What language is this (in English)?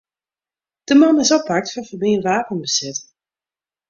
Western Frisian